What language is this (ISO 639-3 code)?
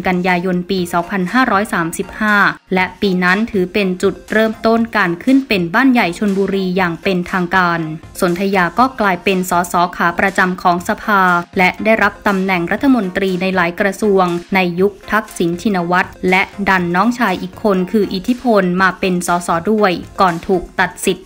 tha